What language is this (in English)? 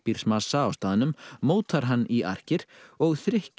Icelandic